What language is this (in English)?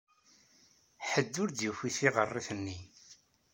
Kabyle